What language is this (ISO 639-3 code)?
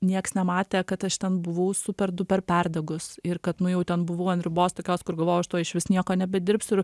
lit